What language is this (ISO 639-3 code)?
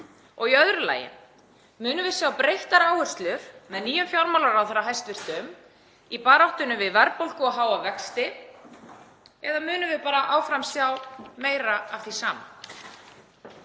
isl